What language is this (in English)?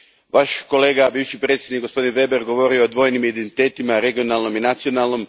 Croatian